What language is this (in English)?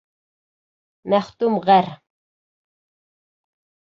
Bashkir